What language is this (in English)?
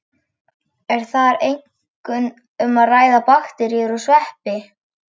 Icelandic